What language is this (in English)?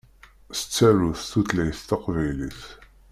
Kabyle